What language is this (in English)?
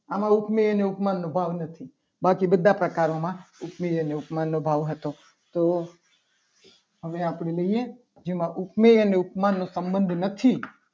Gujarati